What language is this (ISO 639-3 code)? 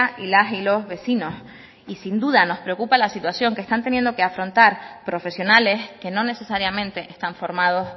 spa